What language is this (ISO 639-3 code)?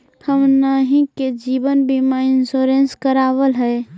mag